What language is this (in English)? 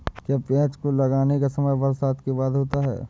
Hindi